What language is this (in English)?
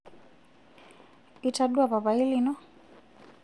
Masai